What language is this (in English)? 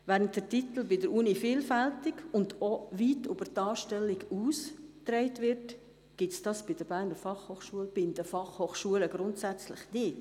Swiss German